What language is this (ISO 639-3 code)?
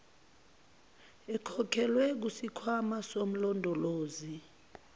zul